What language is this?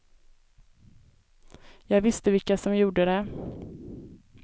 Swedish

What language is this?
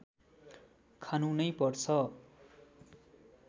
Nepali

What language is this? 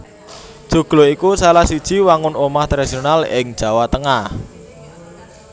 Javanese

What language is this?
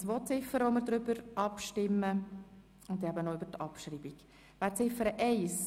Swiss German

